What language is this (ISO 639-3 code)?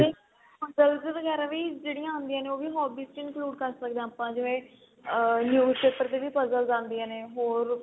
pan